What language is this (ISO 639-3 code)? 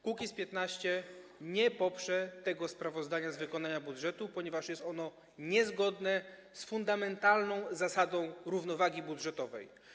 pol